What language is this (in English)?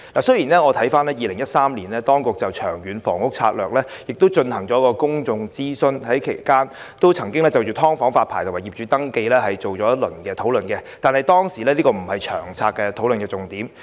Cantonese